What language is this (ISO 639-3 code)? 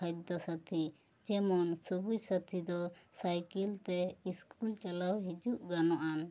sat